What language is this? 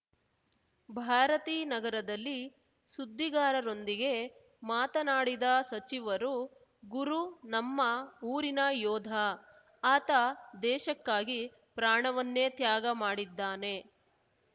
Kannada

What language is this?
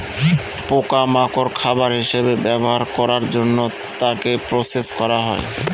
Bangla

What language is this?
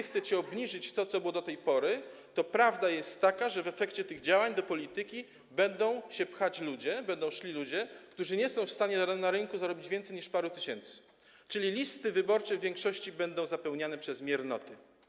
Polish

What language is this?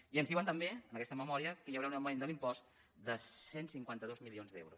Catalan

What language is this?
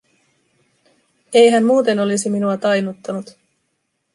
Finnish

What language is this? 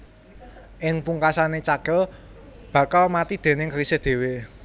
Javanese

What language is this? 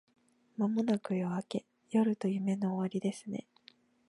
Japanese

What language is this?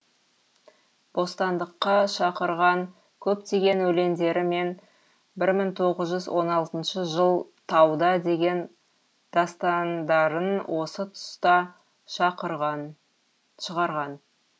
Kazakh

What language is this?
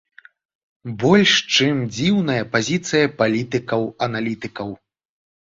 Belarusian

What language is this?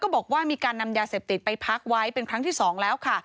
Thai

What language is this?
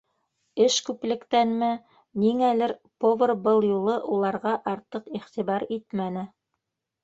Bashkir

